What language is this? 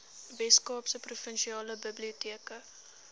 Afrikaans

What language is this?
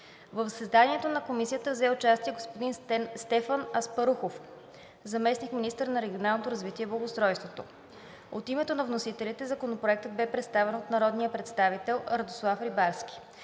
Bulgarian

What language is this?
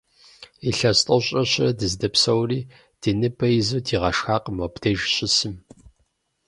Kabardian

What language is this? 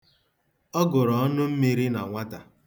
Igbo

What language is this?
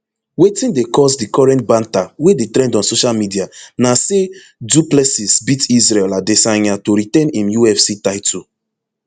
Nigerian Pidgin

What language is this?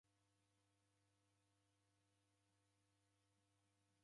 Taita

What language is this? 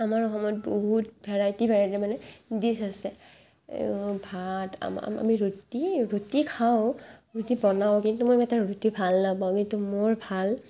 Assamese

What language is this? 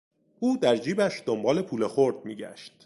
Persian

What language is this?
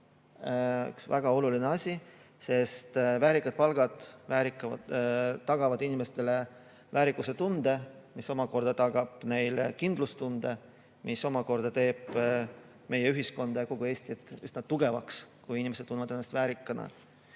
Estonian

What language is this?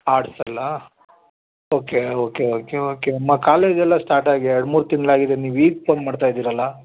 Kannada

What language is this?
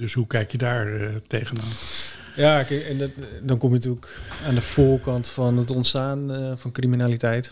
Dutch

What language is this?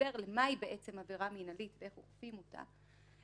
Hebrew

